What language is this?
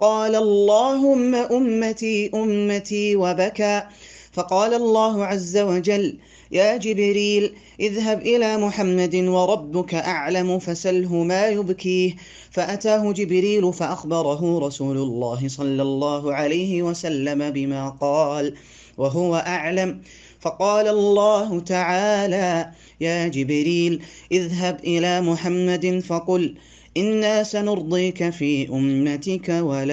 Arabic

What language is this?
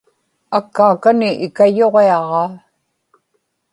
Inupiaq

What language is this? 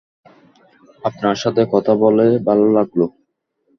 Bangla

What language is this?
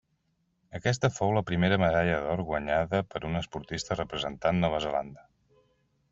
Catalan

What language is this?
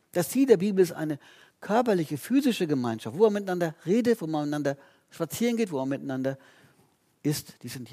German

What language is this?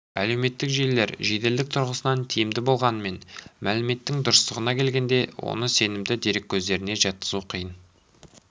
Kazakh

